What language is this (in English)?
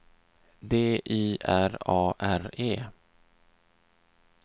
Swedish